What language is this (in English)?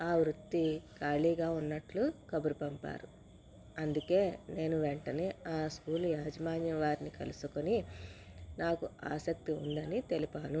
Telugu